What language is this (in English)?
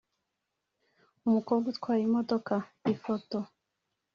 Kinyarwanda